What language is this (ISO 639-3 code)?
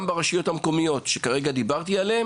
heb